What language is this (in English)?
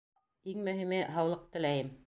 Bashkir